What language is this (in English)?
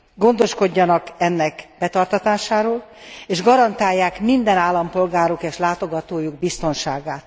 Hungarian